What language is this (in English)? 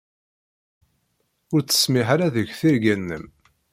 Kabyle